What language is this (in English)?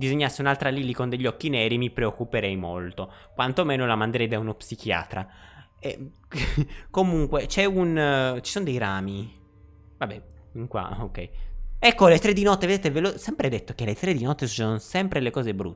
Italian